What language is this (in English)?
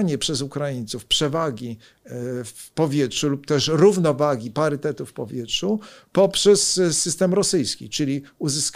Polish